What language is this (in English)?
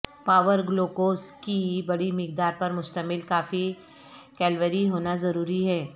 Urdu